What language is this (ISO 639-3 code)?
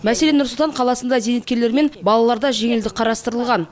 kaz